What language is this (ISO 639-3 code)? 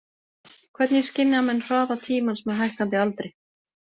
isl